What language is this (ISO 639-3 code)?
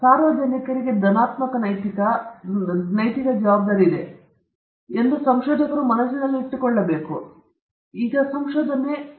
kan